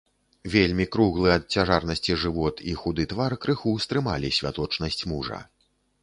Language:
Belarusian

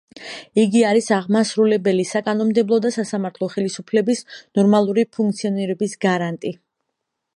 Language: Georgian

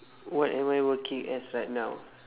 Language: English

